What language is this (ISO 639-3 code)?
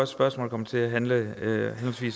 dan